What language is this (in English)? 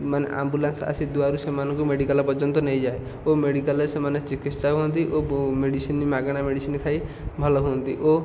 Odia